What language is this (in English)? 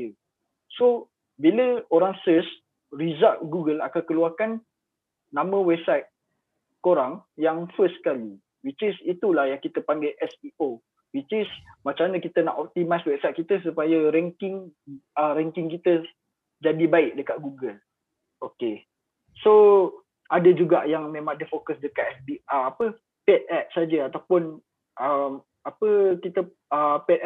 Malay